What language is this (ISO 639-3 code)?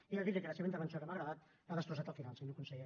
cat